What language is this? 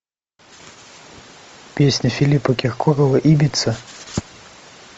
Russian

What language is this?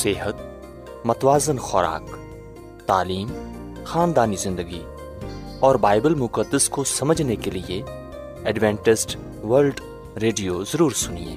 Urdu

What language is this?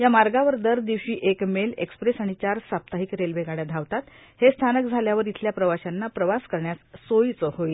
Marathi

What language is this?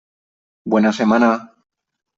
Spanish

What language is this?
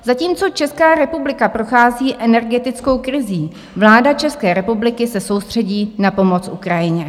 Czech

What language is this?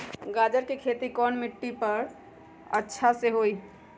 Magahi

